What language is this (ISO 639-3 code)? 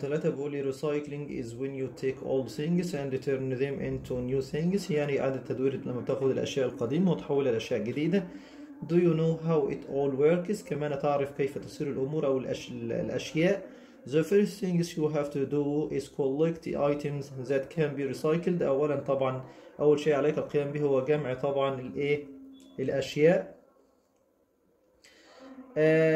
ara